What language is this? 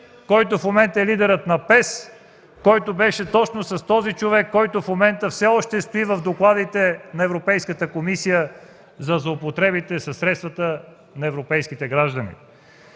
Bulgarian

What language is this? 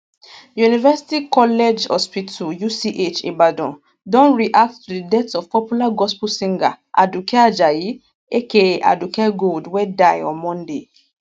Nigerian Pidgin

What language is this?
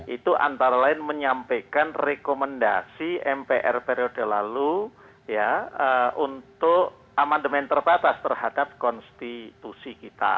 Indonesian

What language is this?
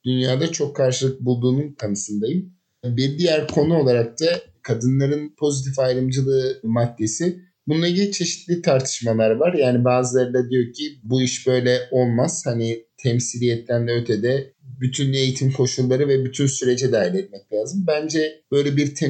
Turkish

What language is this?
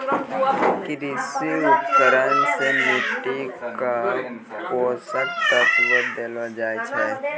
Maithili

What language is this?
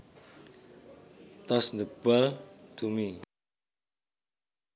Javanese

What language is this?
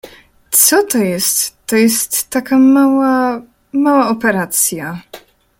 Polish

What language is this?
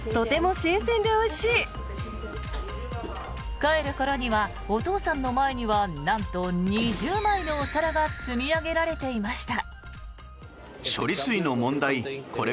Japanese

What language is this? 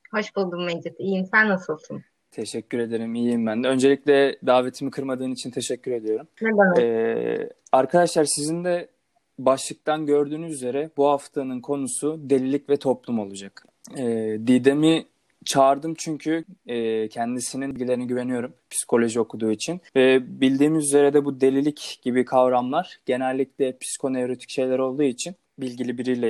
Turkish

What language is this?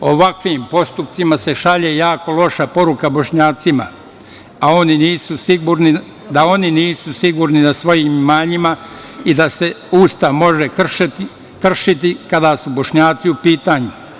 Serbian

